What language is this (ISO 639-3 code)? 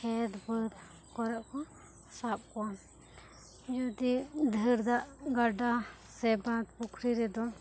sat